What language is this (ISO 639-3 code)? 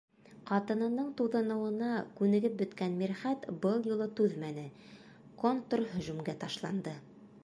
bak